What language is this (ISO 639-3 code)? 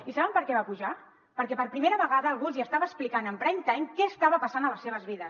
cat